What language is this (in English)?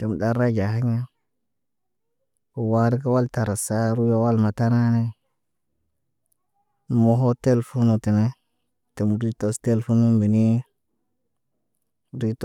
Naba